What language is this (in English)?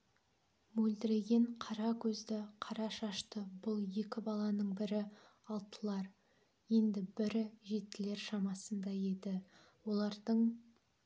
Kazakh